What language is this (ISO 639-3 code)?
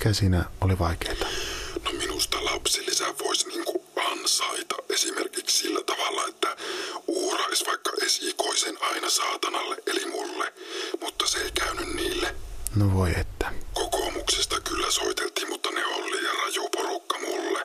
fin